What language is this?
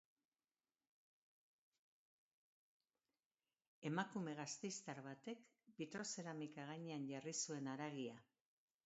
Basque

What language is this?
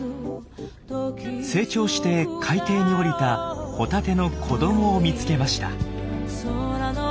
Japanese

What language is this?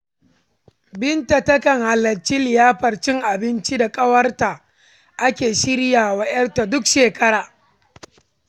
Hausa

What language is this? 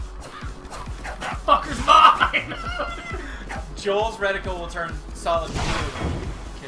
English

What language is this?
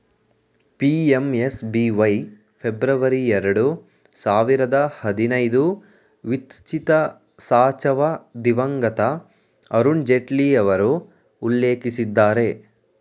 Kannada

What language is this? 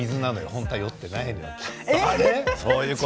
Japanese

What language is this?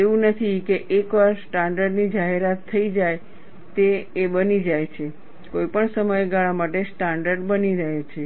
Gujarati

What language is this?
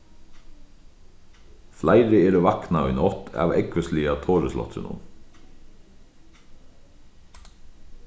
Faroese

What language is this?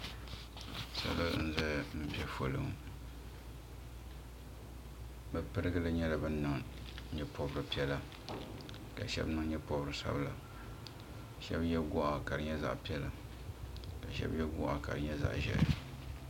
Dagbani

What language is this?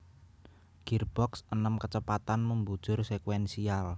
Javanese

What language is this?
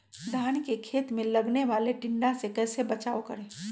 Magahi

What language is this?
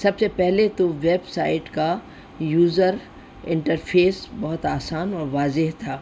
Urdu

